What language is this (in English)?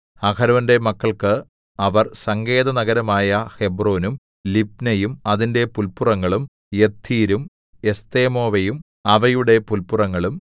Malayalam